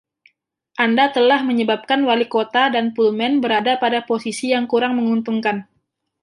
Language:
Indonesian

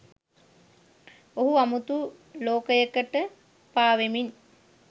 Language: Sinhala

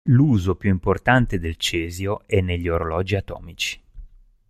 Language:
Italian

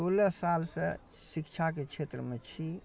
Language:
Maithili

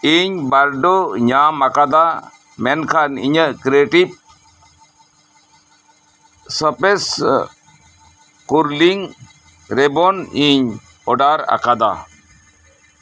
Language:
Santali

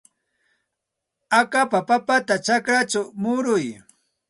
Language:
Santa Ana de Tusi Pasco Quechua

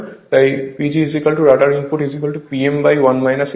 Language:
Bangla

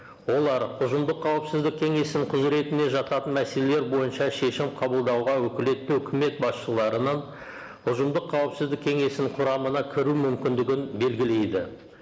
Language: Kazakh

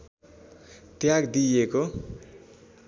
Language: Nepali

